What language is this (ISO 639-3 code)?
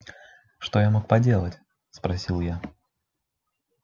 rus